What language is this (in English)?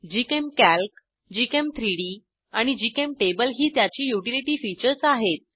Marathi